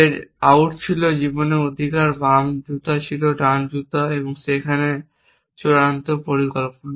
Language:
Bangla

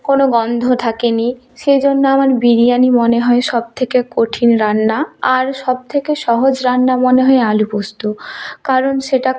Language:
Bangla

